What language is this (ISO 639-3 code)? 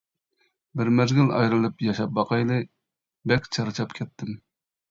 uig